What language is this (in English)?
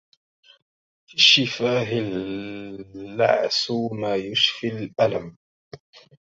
Arabic